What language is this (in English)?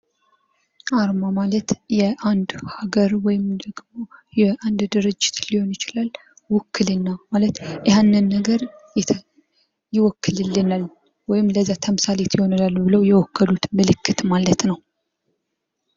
Amharic